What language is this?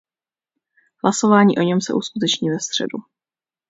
Czech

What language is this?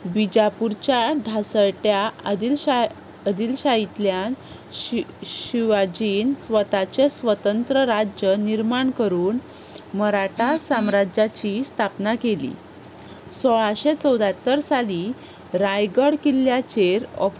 Konkani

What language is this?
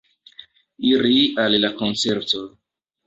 Esperanto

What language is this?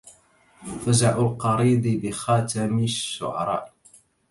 Arabic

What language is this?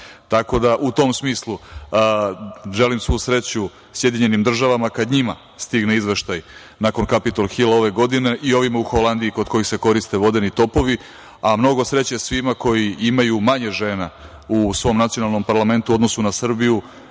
Serbian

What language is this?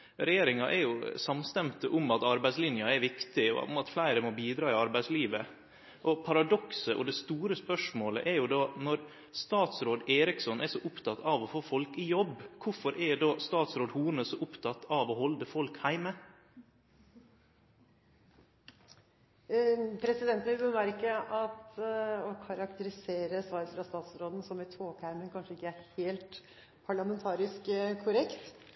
Norwegian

